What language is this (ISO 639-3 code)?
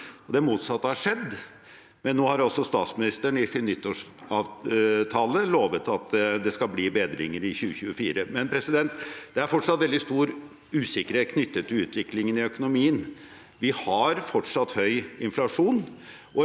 nor